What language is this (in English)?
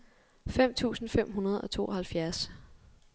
Danish